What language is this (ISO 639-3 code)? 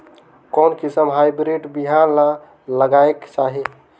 hne